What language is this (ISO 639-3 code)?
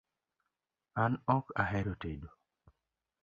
luo